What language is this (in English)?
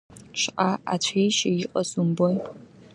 Abkhazian